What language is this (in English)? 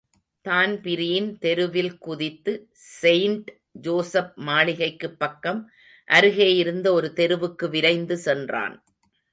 Tamil